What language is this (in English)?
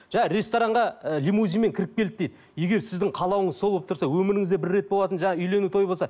Kazakh